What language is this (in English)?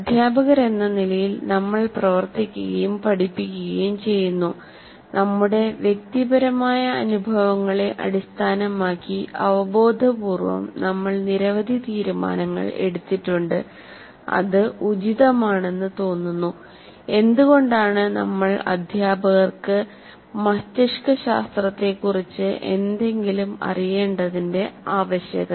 Malayalam